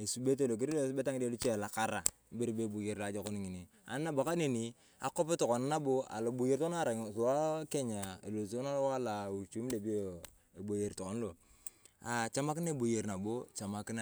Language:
Turkana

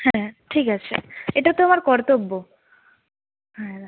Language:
Bangla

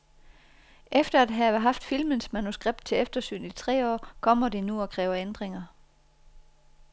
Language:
Danish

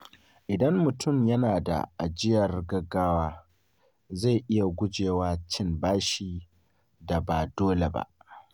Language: Hausa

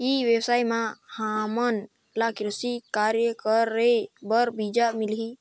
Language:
Chhattisgarhi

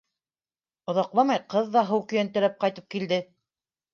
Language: Bashkir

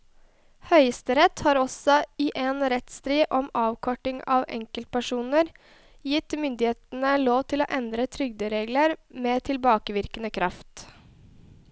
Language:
Norwegian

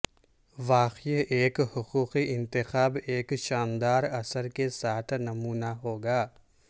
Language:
Urdu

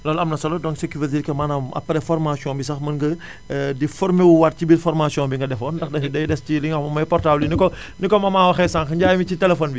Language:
Wolof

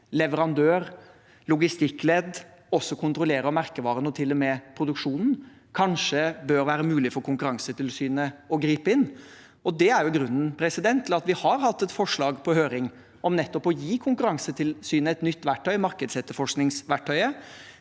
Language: Norwegian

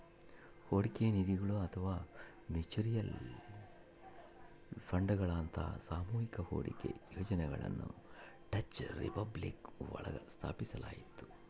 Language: Kannada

